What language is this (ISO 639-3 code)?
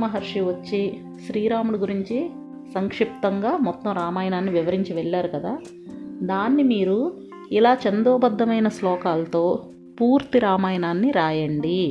tel